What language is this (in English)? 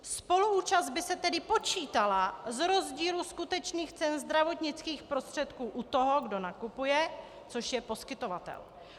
Czech